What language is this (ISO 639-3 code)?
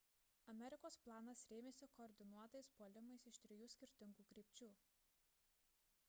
lit